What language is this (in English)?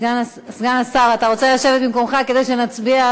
Hebrew